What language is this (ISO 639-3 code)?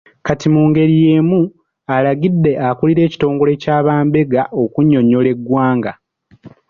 lug